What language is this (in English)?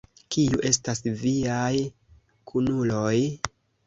Esperanto